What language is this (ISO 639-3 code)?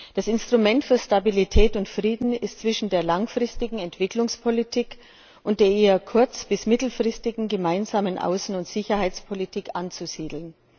deu